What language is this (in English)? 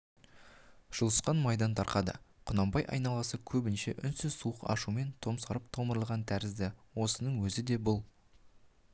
Kazakh